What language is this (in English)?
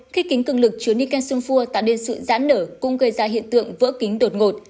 Vietnamese